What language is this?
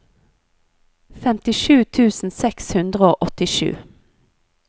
Norwegian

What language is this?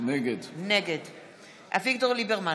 Hebrew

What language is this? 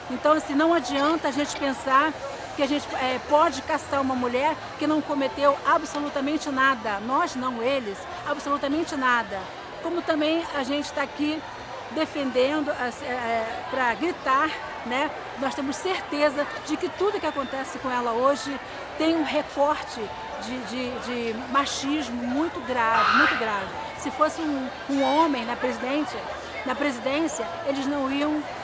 Portuguese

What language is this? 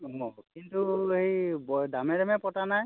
Assamese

